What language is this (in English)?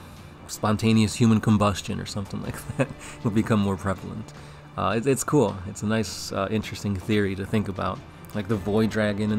English